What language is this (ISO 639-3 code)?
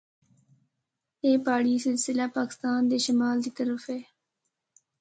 hno